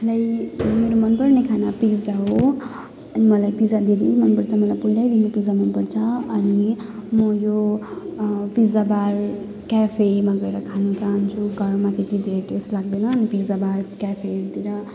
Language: Nepali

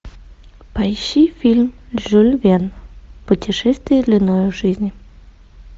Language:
Russian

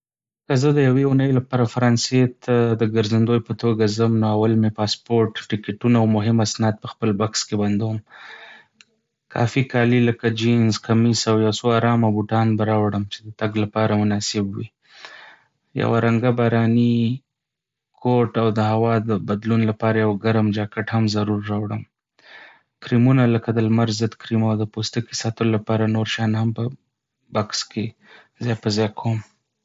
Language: Pashto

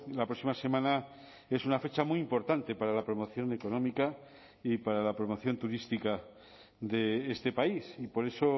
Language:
Spanish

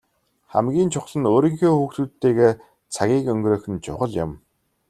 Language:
Mongolian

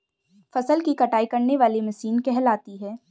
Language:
Hindi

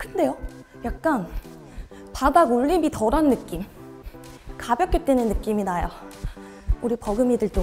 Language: Korean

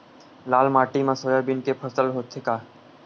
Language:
Chhattisgarhi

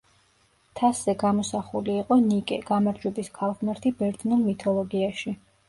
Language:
Georgian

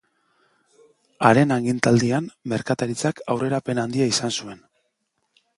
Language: Basque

